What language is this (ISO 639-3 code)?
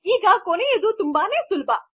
kan